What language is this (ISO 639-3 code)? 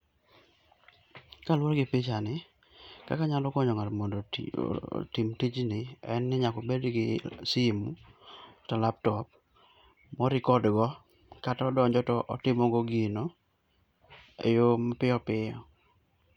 luo